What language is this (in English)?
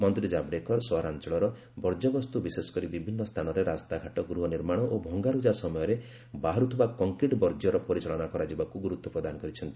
Odia